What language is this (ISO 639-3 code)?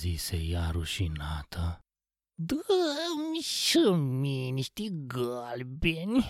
ron